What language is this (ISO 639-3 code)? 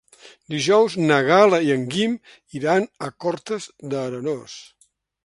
cat